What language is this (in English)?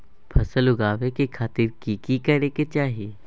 Maithili